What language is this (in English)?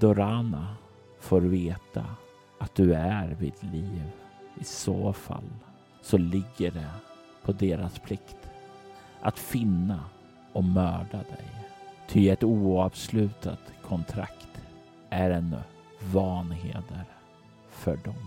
Swedish